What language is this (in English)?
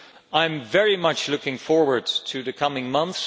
English